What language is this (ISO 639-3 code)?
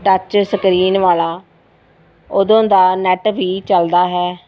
pan